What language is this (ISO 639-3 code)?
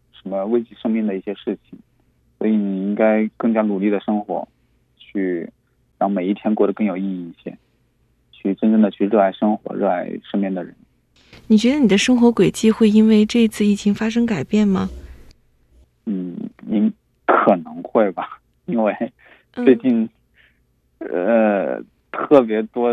zho